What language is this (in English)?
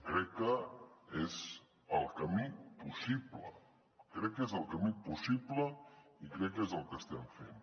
Catalan